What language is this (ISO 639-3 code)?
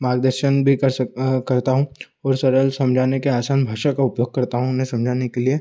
hin